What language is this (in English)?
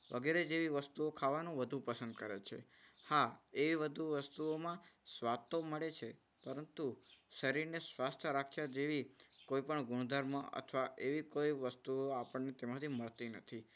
Gujarati